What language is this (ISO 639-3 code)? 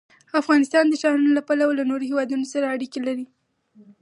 pus